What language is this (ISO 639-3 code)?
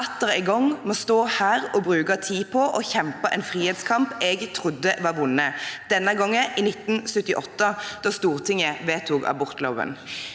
nor